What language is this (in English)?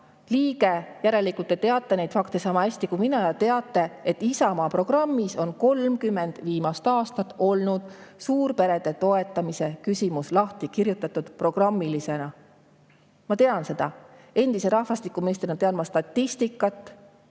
Estonian